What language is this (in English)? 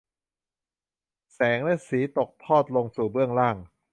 Thai